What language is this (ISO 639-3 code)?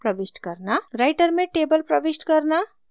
hin